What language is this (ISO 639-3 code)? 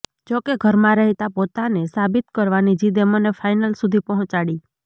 guj